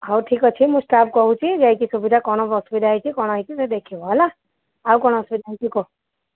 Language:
Odia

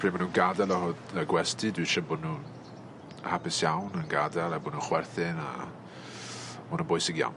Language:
Welsh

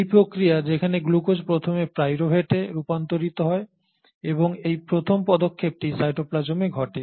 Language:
Bangla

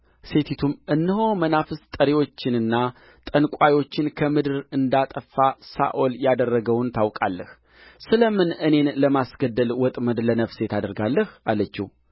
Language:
Amharic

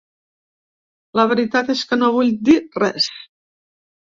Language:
Catalan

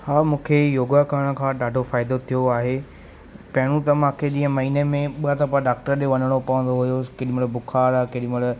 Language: Sindhi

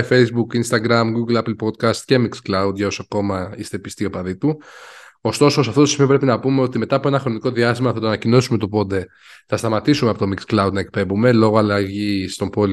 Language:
Greek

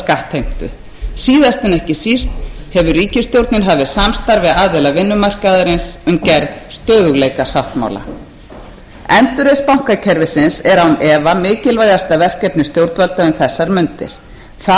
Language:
Icelandic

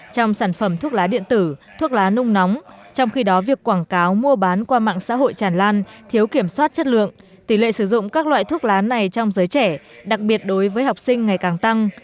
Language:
Vietnamese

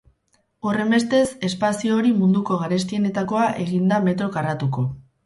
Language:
Basque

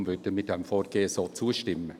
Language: Swiss German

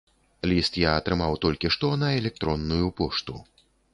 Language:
Belarusian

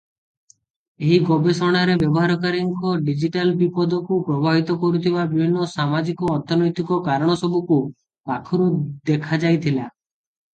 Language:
Odia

